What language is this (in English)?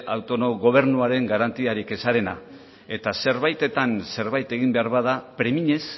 Basque